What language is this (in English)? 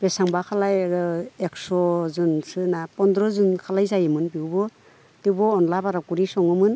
Bodo